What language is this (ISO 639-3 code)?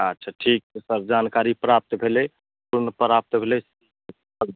mai